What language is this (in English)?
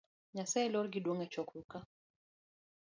Luo (Kenya and Tanzania)